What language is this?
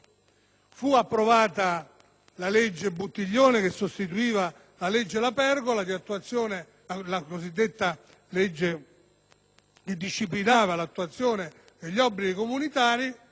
Italian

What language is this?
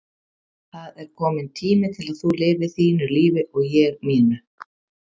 Icelandic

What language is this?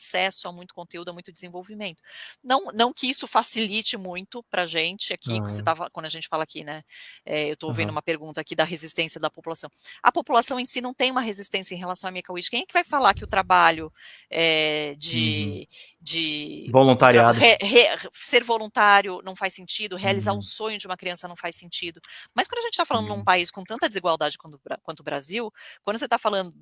Portuguese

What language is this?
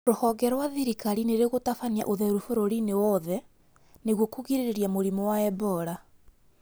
Kikuyu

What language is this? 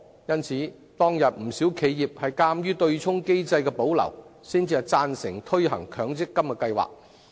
Cantonese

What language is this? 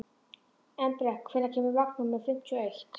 Icelandic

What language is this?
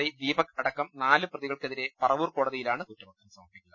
Malayalam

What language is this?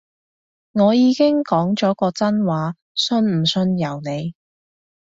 Cantonese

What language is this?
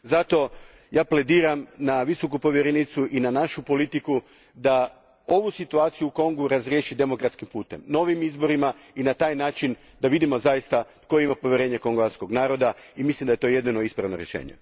Croatian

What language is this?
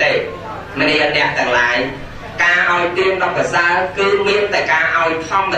Vietnamese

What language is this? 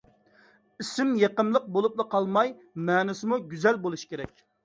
Uyghur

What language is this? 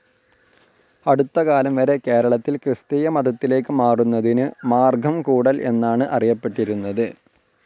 Malayalam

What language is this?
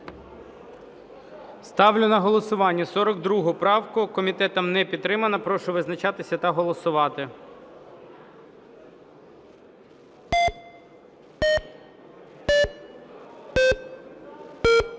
Ukrainian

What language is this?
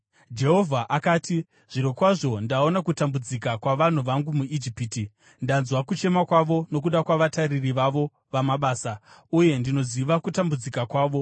Shona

